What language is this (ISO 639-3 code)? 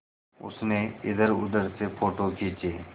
hin